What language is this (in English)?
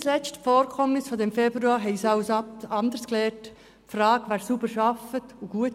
Swiss German